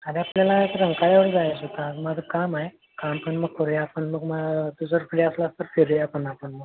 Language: Marathi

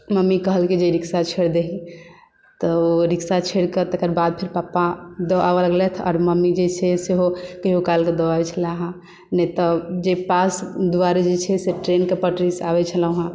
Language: Maithili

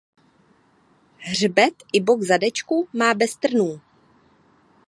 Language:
Czech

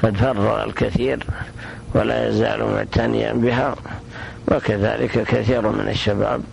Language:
Arabic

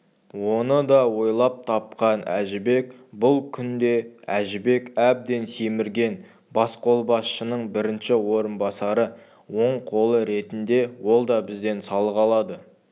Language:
Kazakh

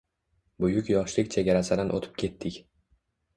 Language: Uzbek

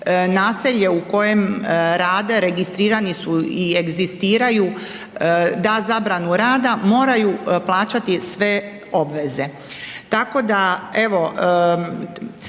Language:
Croatian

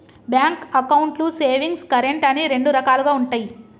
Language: Telugu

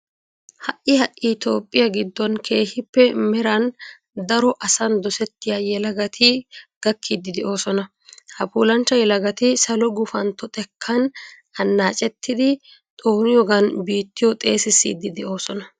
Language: Wolaytta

